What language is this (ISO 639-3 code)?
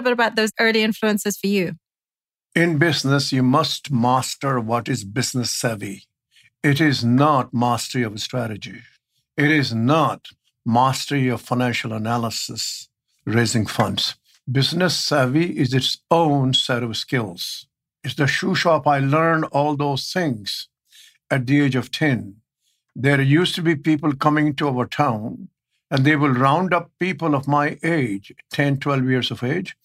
eng